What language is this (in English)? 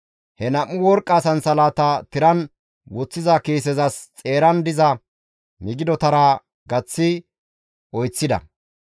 Gamo